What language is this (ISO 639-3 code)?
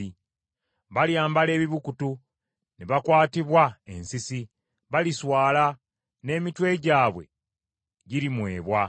lug